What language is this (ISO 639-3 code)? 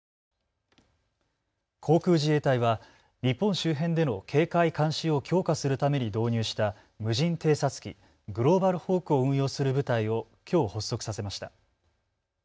jpn